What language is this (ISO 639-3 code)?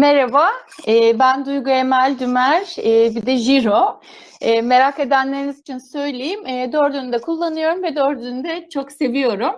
tur